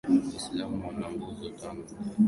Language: Swahili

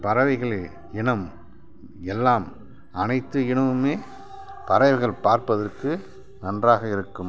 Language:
Tamil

